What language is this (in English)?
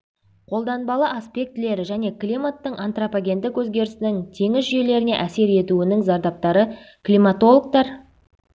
Kazakh